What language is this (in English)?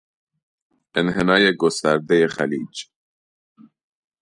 Persian